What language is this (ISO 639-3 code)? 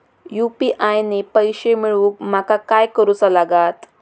mar